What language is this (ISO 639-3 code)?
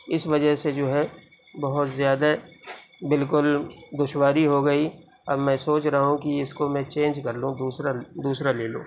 urd